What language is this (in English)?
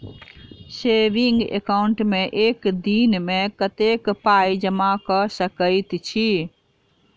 Maithili